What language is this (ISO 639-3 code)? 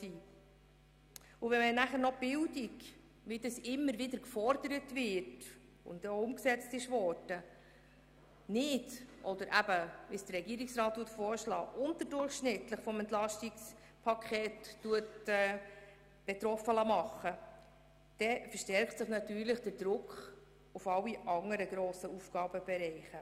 gsw